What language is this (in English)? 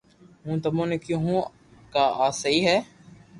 Loarki